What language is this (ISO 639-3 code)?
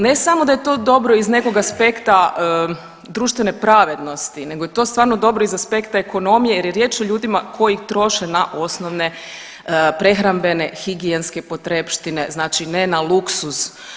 hrv